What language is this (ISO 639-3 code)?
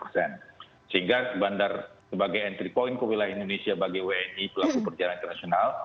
ind